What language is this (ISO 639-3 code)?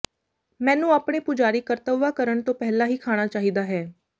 pan